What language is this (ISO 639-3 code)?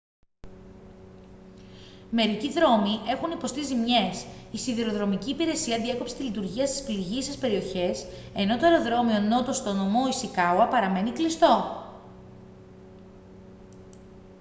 ell